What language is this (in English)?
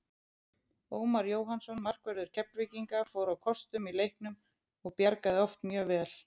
Icelandic